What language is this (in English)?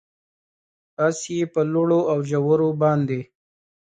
Pashto